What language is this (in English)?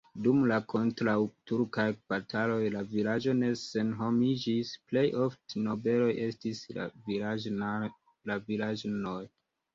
Esperanto